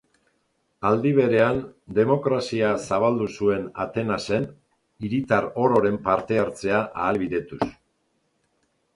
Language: Basque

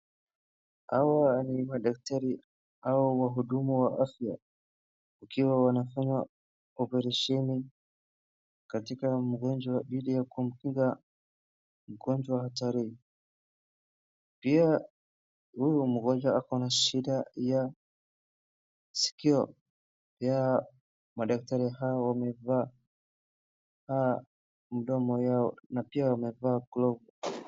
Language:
Swahili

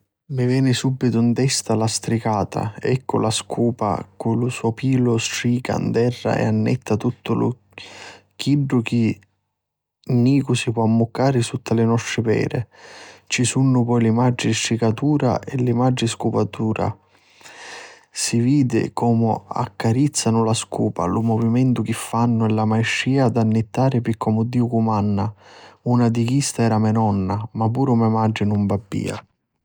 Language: Sicilian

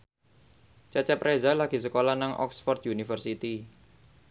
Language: Javanese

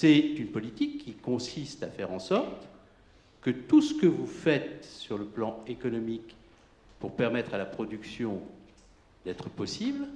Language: French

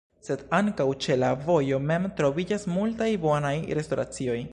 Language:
Esperanto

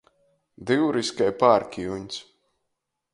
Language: Latgalian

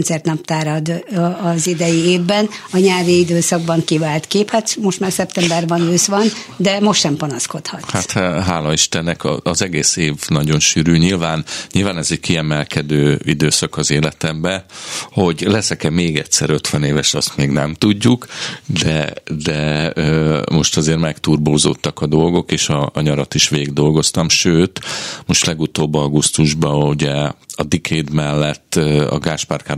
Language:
Hungarian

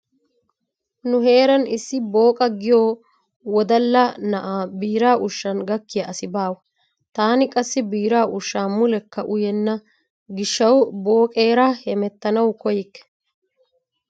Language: Wolaytta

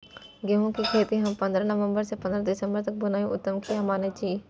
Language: Maithili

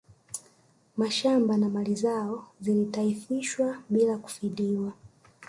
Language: Swahili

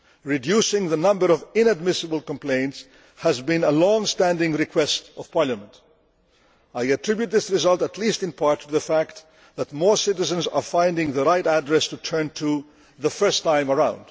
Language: English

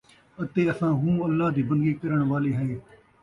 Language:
Saraiki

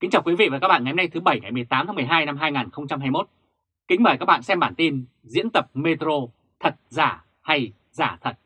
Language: Vietnamese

